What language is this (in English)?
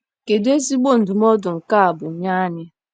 Igbo